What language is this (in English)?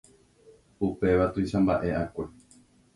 Guarani